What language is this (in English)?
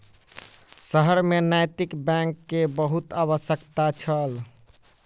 Maithili